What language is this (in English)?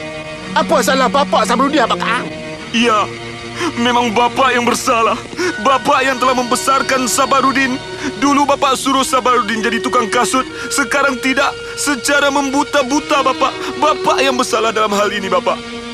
Malay